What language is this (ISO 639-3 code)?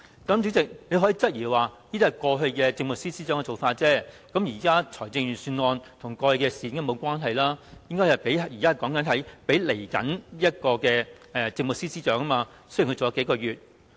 yue